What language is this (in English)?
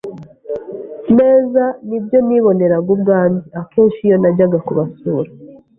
Kinyarwanda